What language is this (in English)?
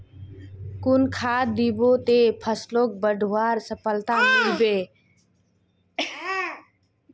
Magahi